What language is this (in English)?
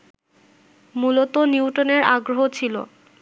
Bangla